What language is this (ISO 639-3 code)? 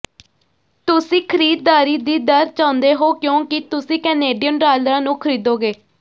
pan